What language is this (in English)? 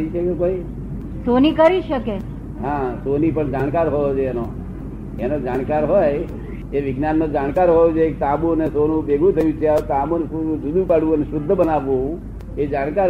Gujarati